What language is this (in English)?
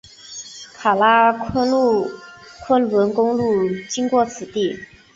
Chinese